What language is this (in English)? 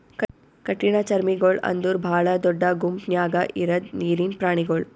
Kannada